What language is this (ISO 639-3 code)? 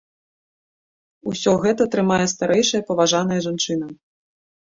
bel